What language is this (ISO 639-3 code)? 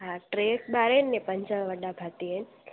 snd